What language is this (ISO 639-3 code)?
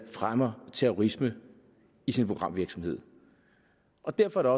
dan